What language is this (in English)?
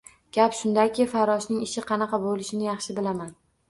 Uzbek